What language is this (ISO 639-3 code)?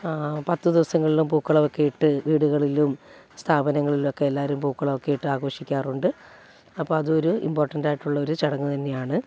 mal